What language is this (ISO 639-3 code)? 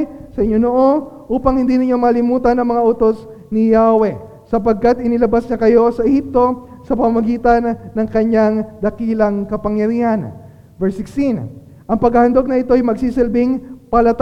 fil